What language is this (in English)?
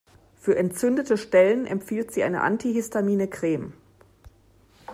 German